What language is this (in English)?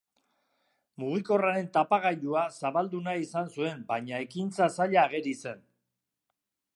Basque